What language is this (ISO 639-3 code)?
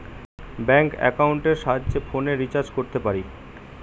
ben